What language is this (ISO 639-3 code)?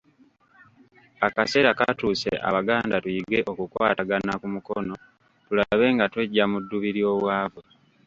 lug